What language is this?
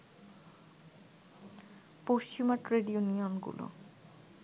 Bangla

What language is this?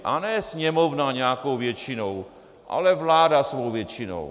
Czech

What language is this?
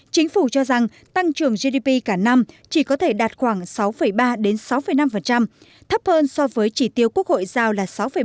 Vietnamese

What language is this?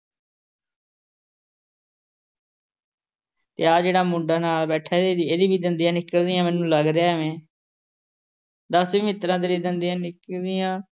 Punjabi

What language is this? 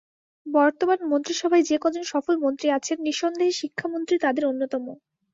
Bangla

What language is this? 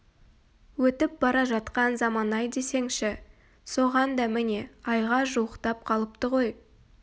Kazakh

